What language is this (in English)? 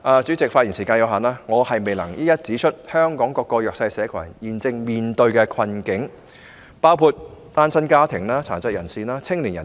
Cantonese